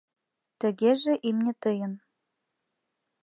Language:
Mari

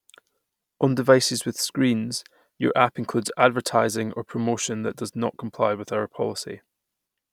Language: English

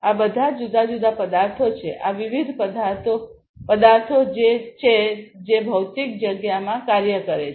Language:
Gujarati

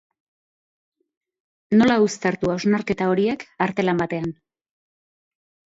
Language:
Basque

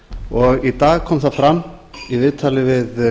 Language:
Icelandic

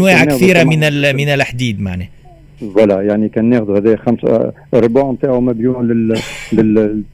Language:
Arabic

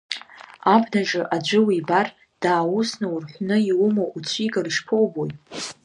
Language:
Abkhazian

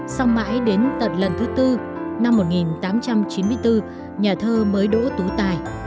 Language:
Vietnamese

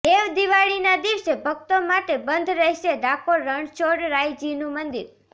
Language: Gujarati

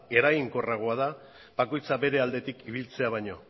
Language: Basque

